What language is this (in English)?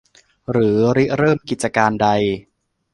Thai